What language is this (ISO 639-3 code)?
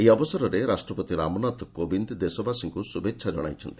ori